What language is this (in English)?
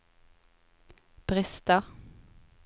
Norwegian